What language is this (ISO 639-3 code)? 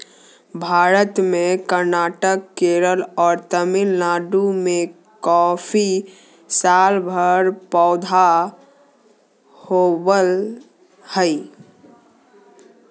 mag